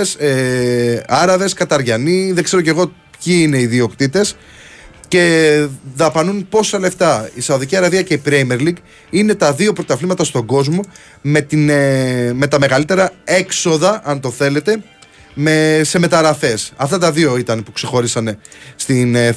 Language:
Greek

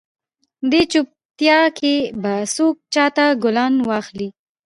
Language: Pashto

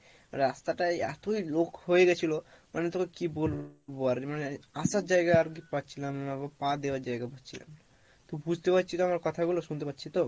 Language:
Bangla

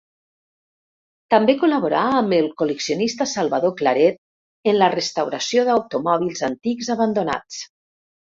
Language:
Catalan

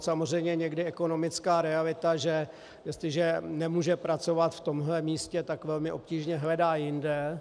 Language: Czech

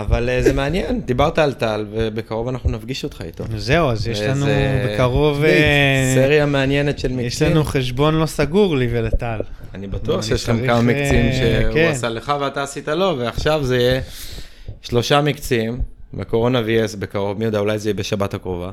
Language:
Hebrew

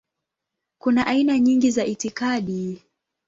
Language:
Swahili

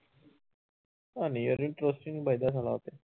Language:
Punjabi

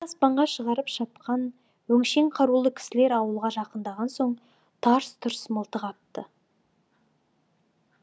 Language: Kazakh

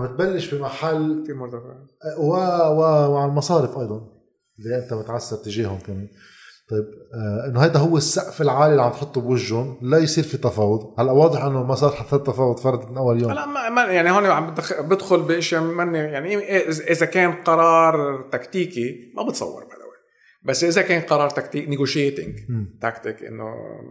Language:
Arabic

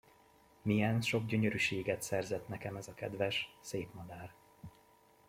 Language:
Hungarian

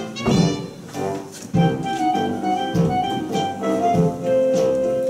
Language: Polish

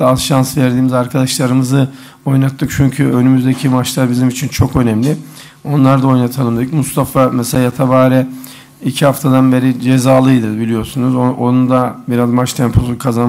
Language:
Turkish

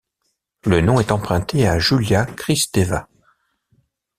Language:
French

